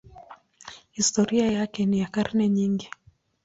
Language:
Swahili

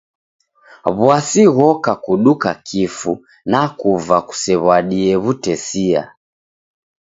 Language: Taita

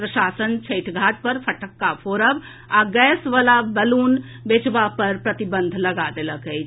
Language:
Maithili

